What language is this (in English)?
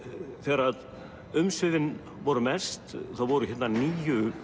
Icelandic